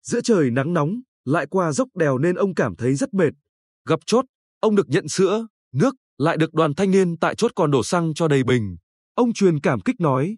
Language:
Vietnamese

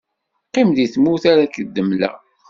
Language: Kabyle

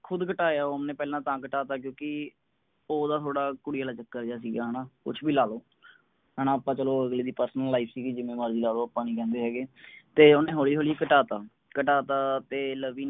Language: Punjabi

